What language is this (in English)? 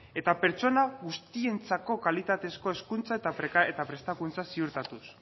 Basque